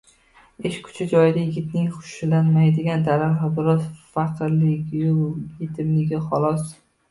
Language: Uzbek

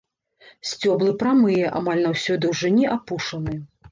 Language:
Belarusian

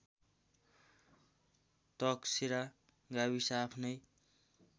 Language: Nepali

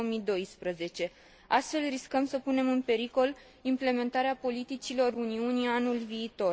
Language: Romanian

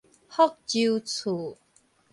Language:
Min Nan Chinese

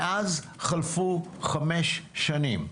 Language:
Hebrew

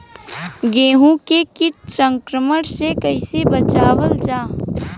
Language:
Bhojpuri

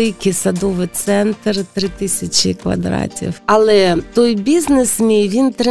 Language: Ukrainian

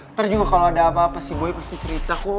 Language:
Indonesian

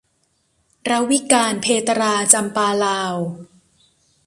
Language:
Thai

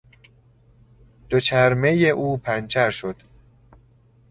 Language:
Persian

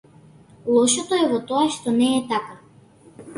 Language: Macedonian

